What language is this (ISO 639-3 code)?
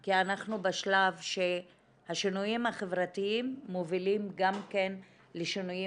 heb